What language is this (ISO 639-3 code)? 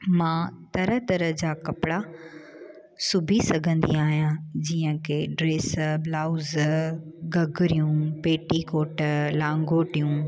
snd